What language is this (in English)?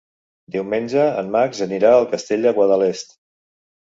Catalan